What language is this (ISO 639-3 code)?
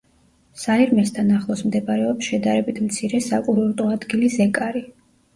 kat